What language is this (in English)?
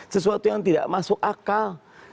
Indonesian